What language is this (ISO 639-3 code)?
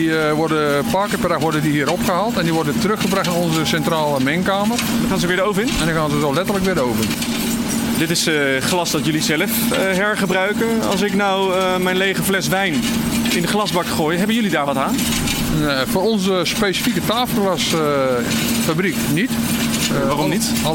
nld